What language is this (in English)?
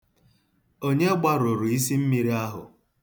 Igbo